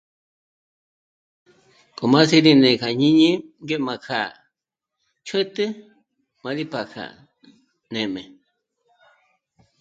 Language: Michoacán Mazahua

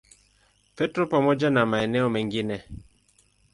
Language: Swahili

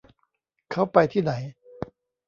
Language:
Thai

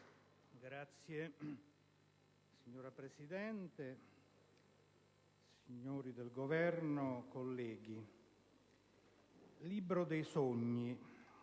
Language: Italian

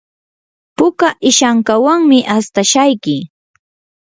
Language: Yanahuanca Pasco Quechua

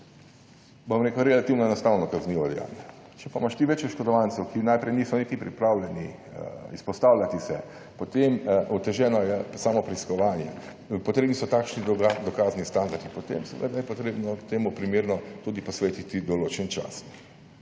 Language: Slovenian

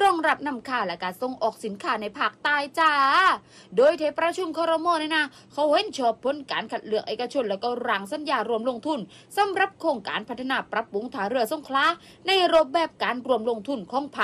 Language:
Thai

